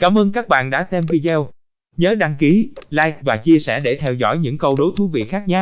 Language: Vietnamese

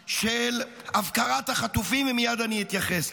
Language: Hebrew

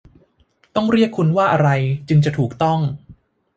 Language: Thai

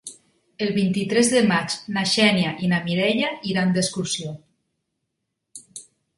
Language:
Catalan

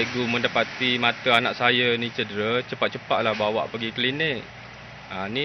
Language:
Malay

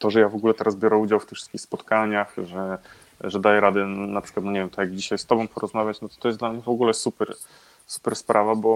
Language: Polish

